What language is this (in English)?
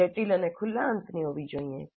Gujarati